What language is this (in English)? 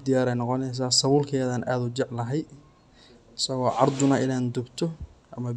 Somali